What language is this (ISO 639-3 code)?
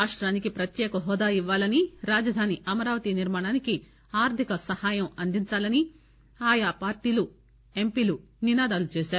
tel